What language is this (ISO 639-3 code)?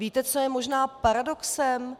ces